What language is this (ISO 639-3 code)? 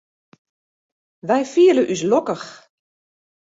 fry